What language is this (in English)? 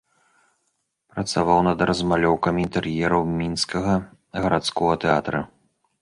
Belarusian